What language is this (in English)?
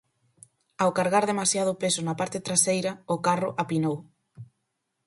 Galician